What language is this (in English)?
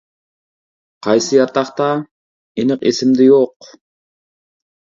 Uyghur